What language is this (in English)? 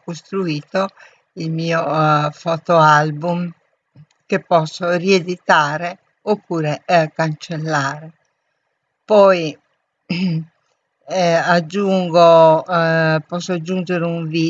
Italian